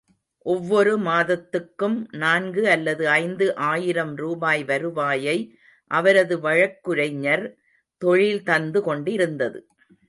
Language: Tamil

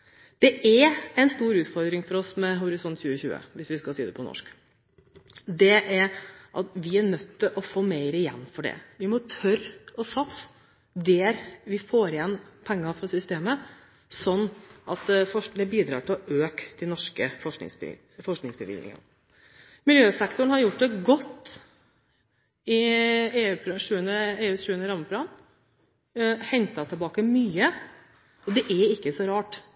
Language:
Norwegian Bokmål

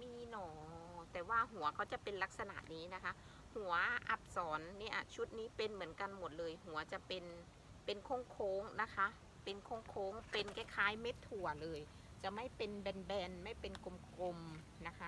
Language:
Thai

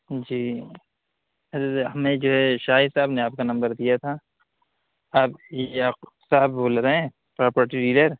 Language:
Urdu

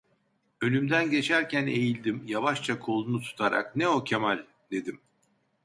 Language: Turkish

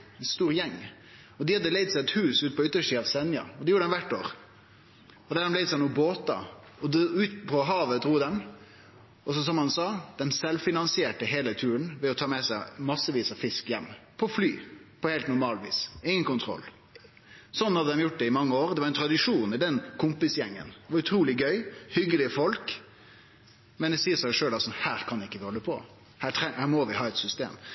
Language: Norwegian Nynorsk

